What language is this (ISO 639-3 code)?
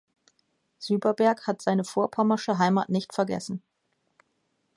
deu